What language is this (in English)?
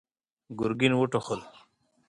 Pashto